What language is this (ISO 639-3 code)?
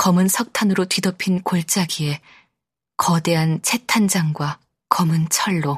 kor